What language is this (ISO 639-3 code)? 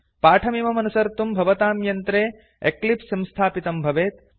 san